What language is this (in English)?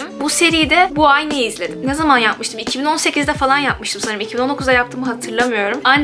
Turkish